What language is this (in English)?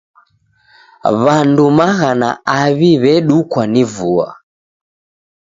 Taita